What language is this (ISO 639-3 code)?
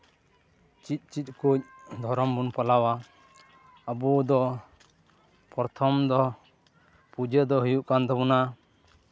sat